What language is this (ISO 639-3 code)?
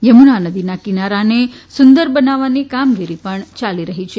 guj